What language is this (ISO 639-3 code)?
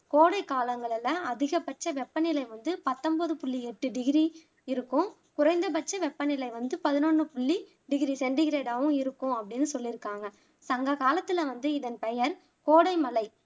tam